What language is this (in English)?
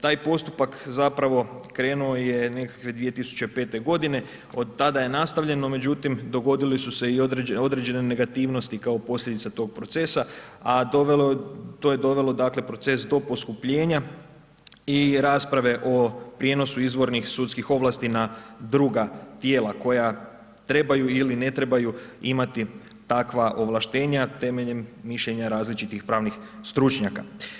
Croatian